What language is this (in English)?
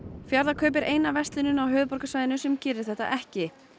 Icelandic